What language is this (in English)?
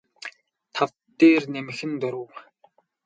Mongolian